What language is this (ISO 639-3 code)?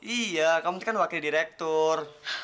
ind